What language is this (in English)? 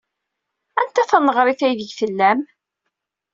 Kabyle